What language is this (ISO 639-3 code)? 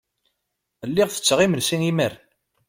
kab